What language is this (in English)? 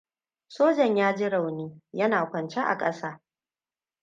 Hausa